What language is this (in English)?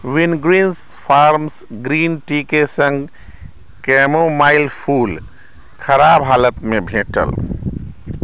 Maithili